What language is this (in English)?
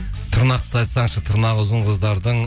Kazakh